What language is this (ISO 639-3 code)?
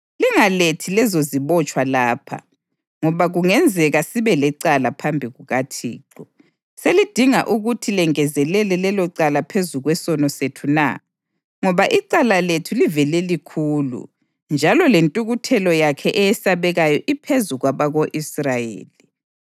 nde